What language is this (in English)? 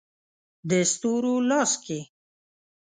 Pashto